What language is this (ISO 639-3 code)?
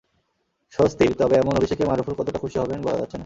ben